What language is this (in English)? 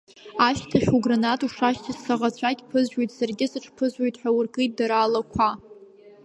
Abkhazian